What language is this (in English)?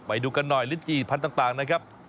Thai